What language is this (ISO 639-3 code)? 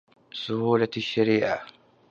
ara